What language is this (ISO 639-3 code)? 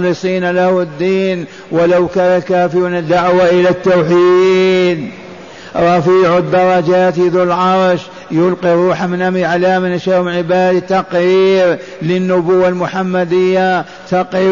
ara